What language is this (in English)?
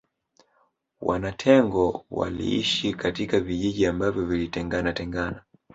Swahili